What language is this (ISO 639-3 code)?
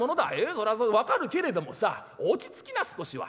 jpn